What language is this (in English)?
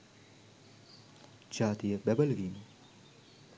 Sinhala